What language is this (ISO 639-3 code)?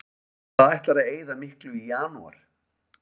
isl